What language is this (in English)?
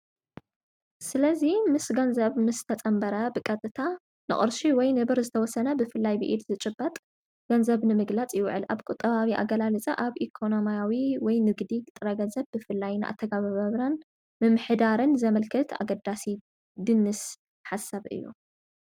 Tigrinya